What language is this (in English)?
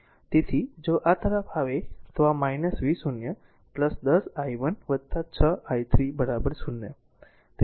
Gujarati